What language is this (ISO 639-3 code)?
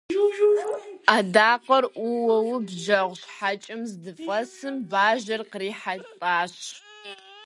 kbd